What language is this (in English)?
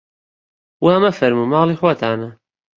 Central Kurdish